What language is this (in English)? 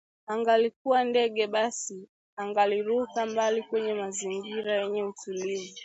Swahili